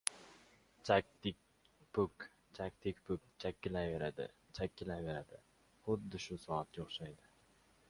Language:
Uzbek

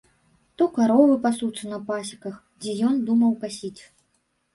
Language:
Belarusian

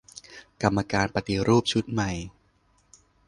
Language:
Thai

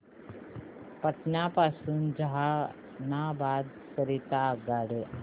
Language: Marathi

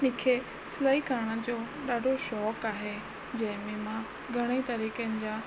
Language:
Sindhi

